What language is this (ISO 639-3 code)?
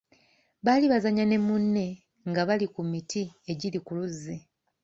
lug